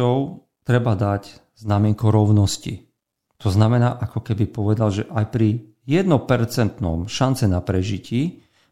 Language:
Slovak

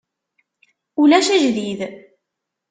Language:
Kabyle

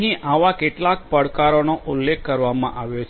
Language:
Gujarati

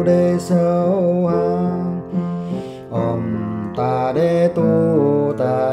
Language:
Thai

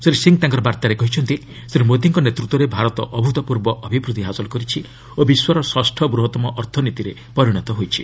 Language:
Odia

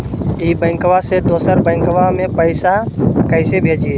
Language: Magahi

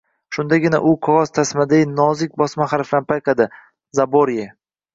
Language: Uzbek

